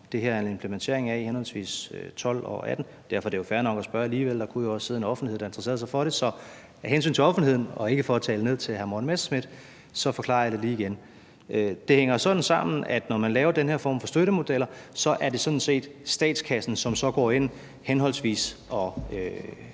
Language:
Danish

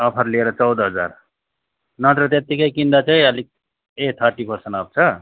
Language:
Nepali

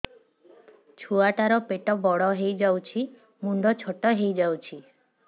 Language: Odia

